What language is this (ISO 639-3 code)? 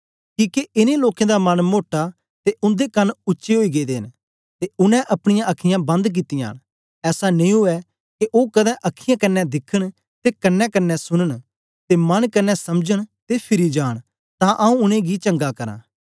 doi